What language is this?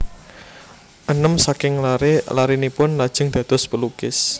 Javanese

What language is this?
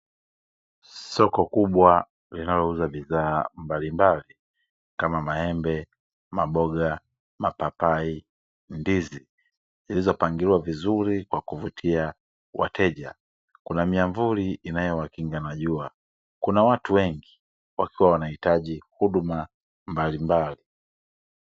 Swahili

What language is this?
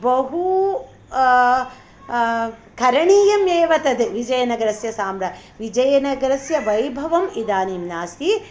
Sanskrit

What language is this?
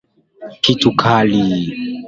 Swahili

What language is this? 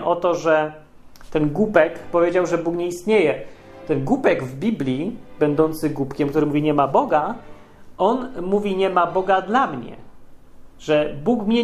Polish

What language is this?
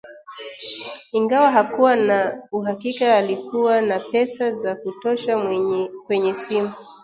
Swahili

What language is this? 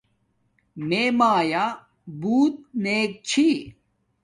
Domaaki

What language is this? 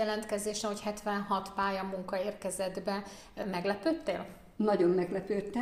Hungarian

